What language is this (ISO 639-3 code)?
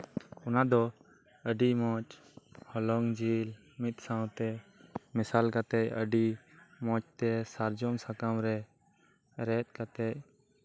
sat